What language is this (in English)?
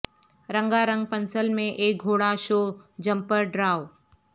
Urdu